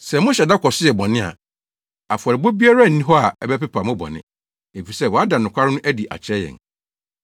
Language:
Akan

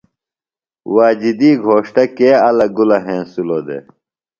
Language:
Phalura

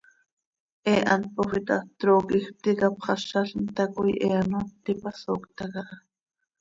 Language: Seri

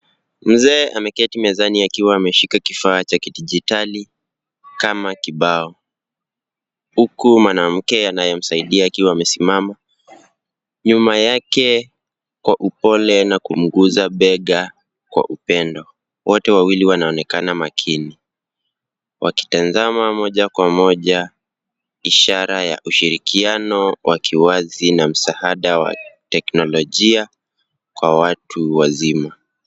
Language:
Swahili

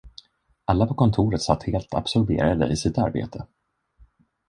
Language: Swedish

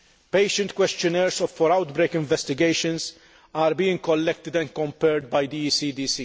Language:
English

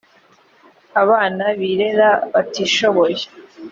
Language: Kinyarwanda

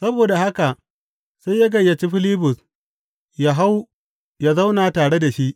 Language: Hausa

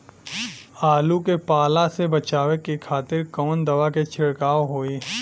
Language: Bhojpuri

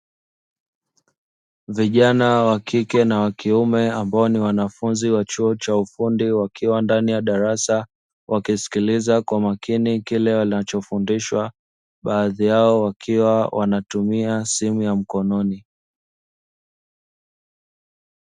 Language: Swahili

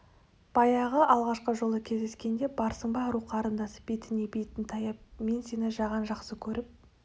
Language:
Kazakh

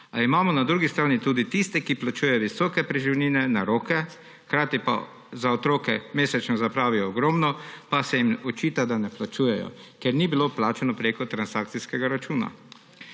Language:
Slovenian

